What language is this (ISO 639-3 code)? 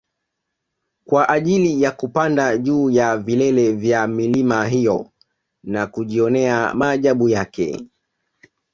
swa